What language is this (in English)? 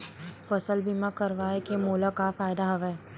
Chhattisgarhi